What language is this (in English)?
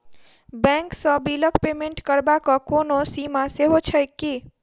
Maithili